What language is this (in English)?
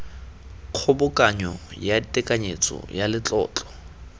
Tswana